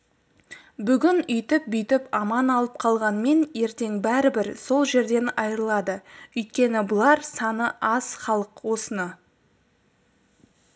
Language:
Kazakh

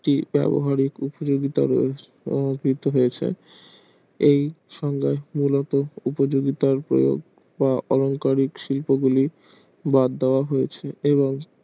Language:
Bangla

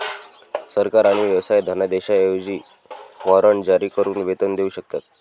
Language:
Marathi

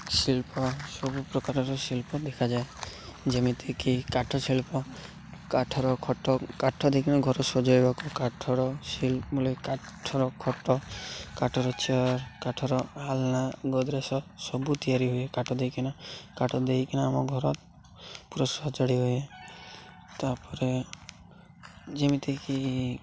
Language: Odia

